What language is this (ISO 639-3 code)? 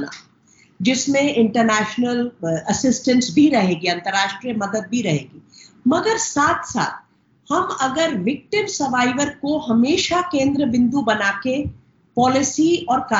hin